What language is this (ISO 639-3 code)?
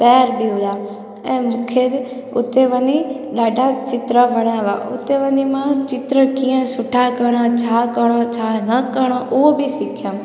snd